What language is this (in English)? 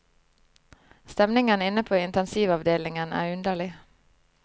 Norwegian